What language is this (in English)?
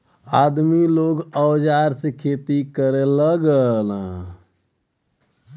Bhojpuri